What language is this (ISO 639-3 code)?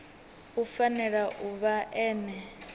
ven